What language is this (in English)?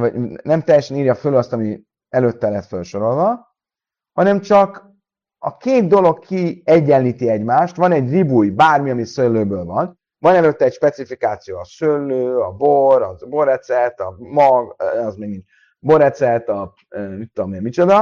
Hungarian